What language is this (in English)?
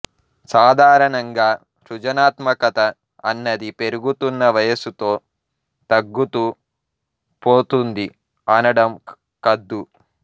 Telugu